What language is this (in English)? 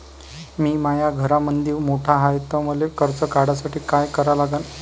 Marathi